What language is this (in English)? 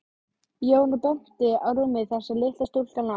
Icelandic